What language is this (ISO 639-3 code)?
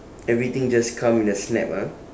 eng